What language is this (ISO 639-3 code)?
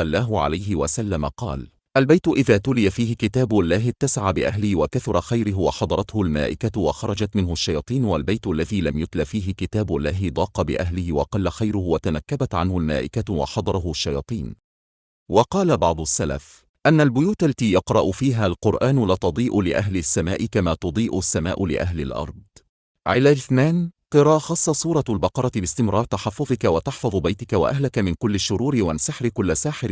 ara